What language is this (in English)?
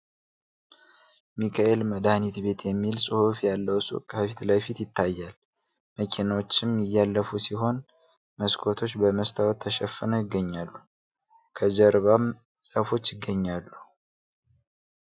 Amharic